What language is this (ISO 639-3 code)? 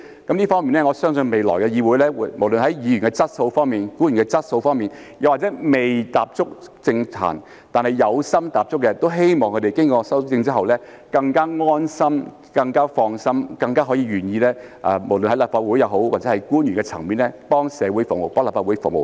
yue